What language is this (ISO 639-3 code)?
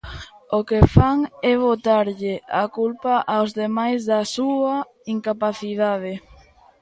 glg